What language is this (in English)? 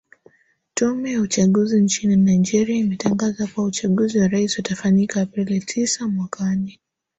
Swahili